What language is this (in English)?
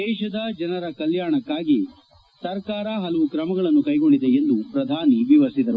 Kannada